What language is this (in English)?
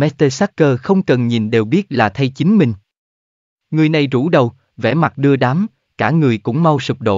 Vietnamese